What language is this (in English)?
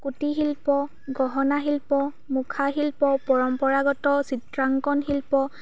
Assamese